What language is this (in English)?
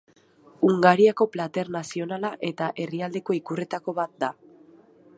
Basque